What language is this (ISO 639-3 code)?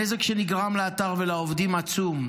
heb